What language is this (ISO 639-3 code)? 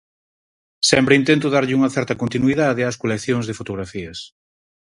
glg